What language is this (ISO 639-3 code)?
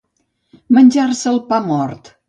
cat